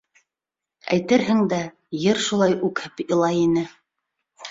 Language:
Bashkir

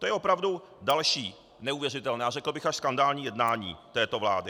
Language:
Czech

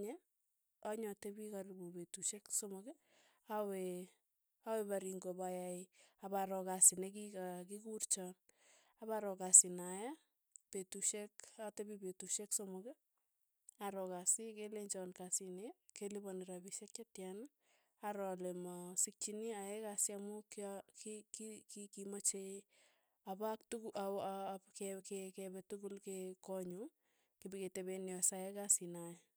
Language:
Tugen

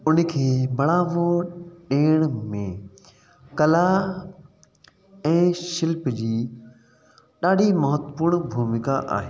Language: Sindhi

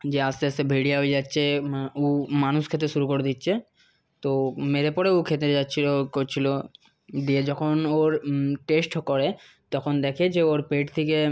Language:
Bangla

